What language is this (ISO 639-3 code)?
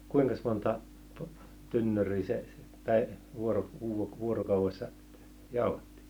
fin